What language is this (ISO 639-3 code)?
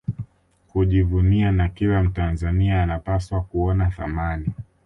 swa